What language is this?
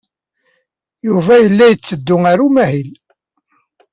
Kabyle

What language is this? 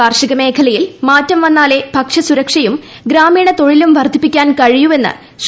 Malayalam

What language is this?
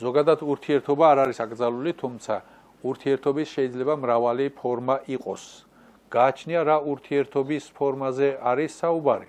Turkish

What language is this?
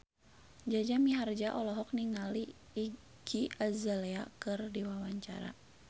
Sundanese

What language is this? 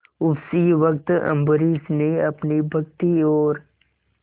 Hindi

